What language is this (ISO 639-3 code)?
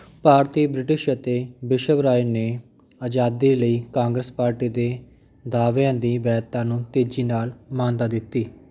pan